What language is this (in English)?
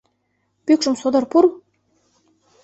Mari